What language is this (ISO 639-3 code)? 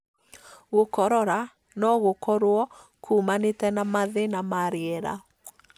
kik